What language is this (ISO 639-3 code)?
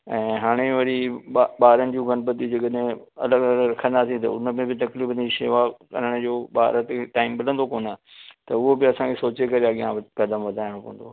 snd